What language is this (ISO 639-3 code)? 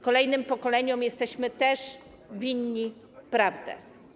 pol